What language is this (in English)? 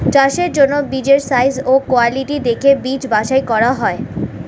Bangla